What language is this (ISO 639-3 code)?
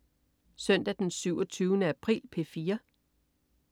dan